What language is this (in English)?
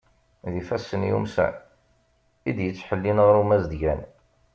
Kabyle